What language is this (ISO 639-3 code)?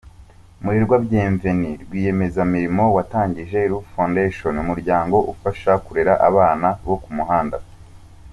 kin